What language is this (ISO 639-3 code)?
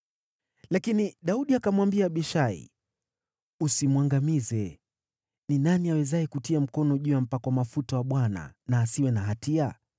swa